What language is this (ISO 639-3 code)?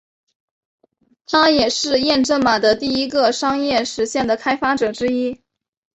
zho